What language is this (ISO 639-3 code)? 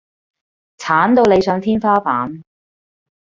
yue